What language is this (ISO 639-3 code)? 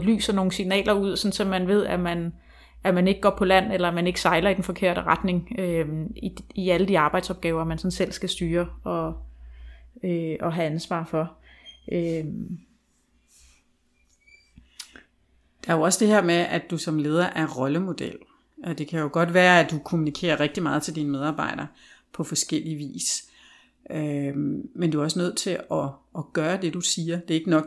dan